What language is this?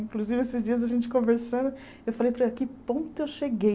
Portuguese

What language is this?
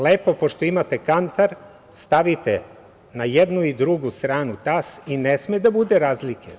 Serbian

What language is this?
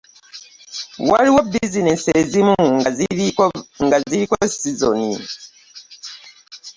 Ganda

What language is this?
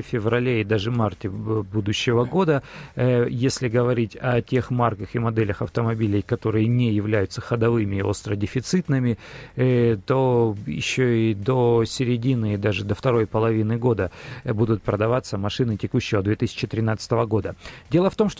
Russian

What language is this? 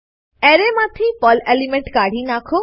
Gujarati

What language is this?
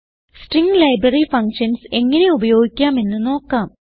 Malayalam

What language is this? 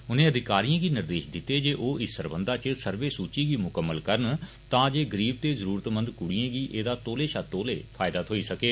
Dogri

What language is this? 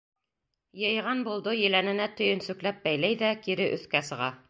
Bashkir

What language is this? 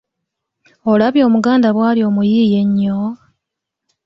Ganda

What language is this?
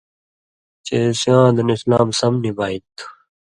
Indus Kohistani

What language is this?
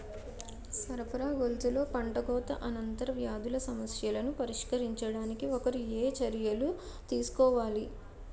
Telugu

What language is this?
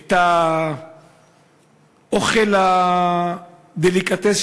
Hebrew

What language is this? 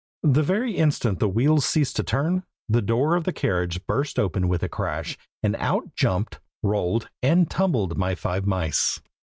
English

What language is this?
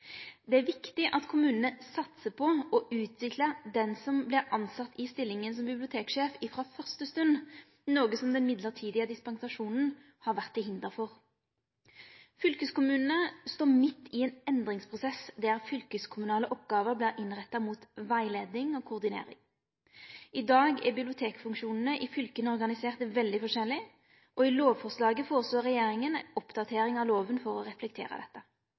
Norwegian Nynorsk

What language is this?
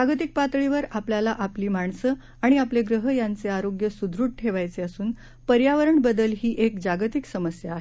Marathi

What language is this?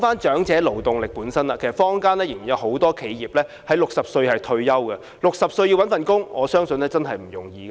Cantonese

